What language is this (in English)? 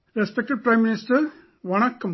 English